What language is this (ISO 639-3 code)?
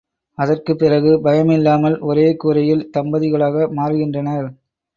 tam